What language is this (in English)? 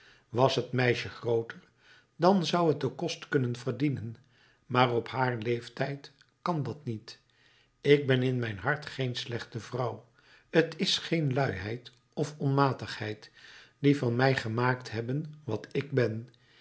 Dutch